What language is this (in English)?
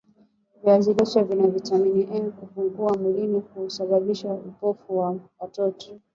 Swahili